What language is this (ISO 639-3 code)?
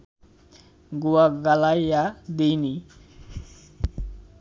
ben